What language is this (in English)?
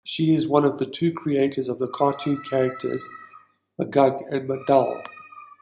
English